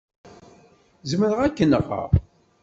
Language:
Kabyle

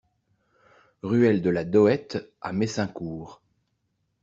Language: French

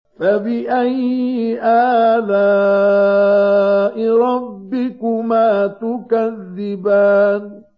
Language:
Arabic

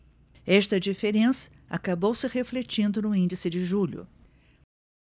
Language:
Portuguese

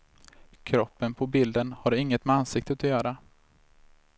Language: Swedish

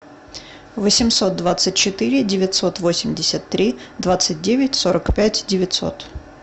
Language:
Russian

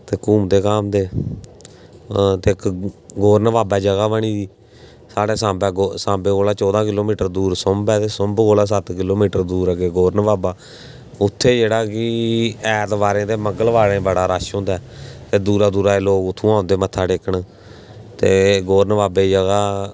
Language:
Dogri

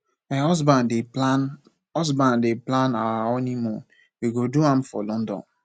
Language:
Nigerian Pidgin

